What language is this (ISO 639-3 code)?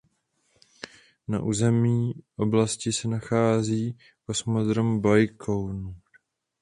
ces